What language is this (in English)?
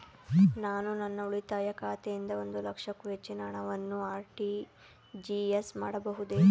Kannada